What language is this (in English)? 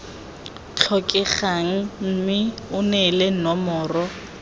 Tswana